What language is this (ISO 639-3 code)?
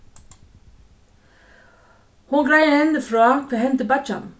fao